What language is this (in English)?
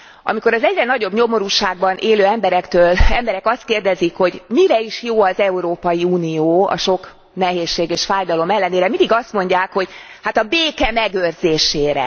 Hungarian